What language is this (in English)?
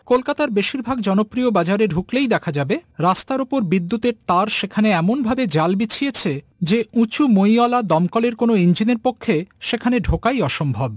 Bangla